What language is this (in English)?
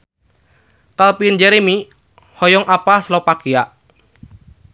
Sundanese